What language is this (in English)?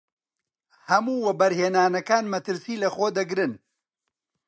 Central Kurdish